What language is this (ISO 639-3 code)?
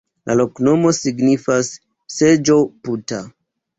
epo